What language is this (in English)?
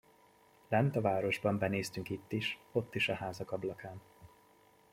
Hungarian